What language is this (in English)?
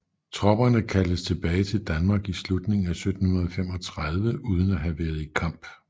Danish